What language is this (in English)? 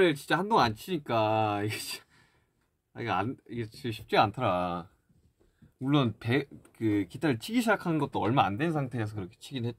Korean